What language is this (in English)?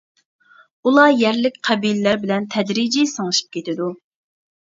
Uyghur